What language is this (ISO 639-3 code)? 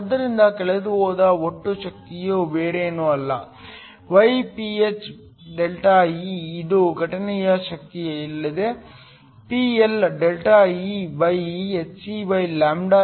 kan